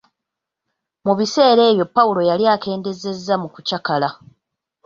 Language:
Ganda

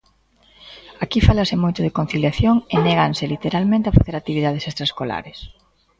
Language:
Galician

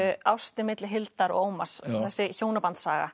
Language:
Icelandic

